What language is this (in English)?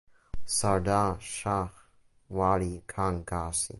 English